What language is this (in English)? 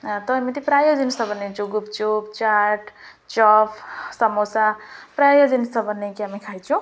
Odia